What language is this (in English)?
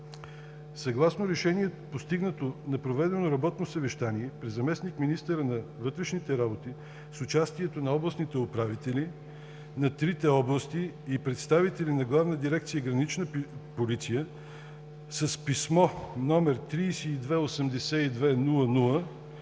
Bulgarian